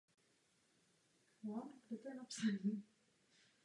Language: Czech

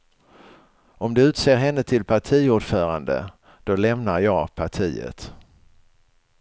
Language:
Swedish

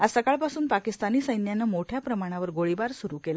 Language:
Marathi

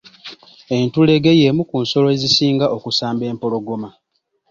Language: Ganda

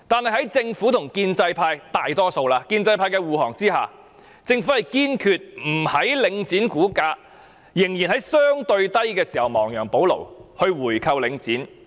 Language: Cantonese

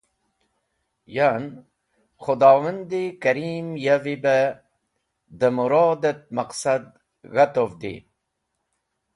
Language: Wakhi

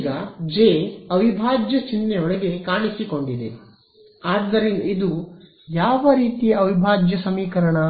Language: Kannada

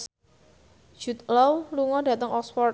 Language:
Javanese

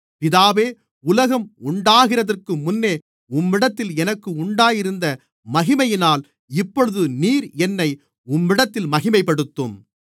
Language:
Tamil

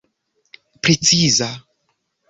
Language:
Esperanto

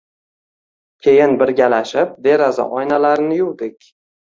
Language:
Uzbek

